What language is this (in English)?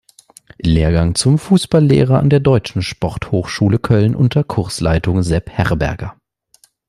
German